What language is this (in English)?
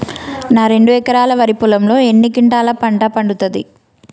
Telugu